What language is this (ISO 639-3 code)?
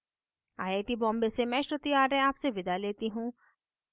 hin